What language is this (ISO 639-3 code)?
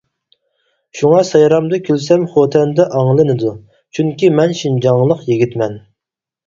uig